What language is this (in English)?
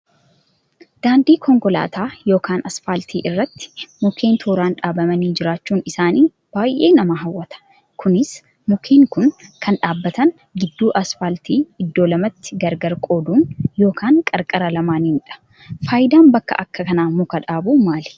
Oromo